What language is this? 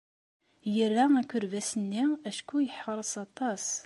Kabyle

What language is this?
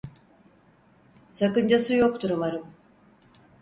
Turkish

